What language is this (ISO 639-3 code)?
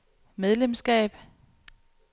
dan